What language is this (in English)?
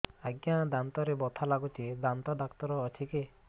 Odia